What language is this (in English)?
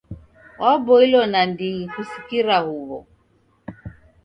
Taita